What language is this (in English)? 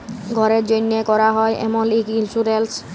Bangla